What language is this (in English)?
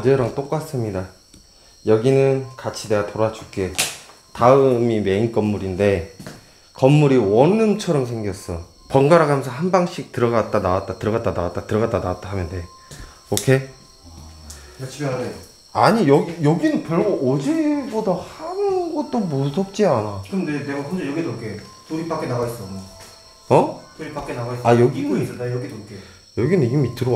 Korean